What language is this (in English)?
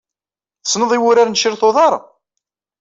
Kabyle